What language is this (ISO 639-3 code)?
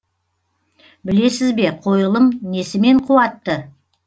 kaz